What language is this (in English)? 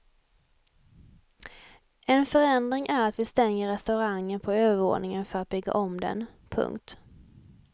Swedish